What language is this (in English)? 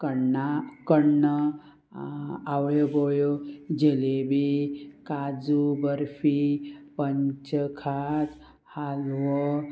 Konkani